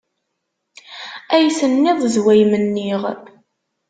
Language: Kabyle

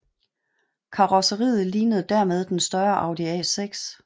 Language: Danish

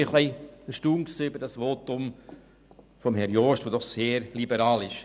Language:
Swiss German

